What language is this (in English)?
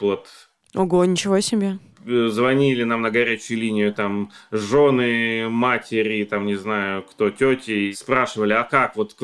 Russian